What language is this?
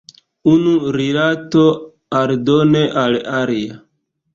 Esperanto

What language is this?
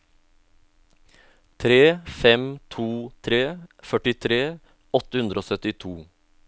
Norwegian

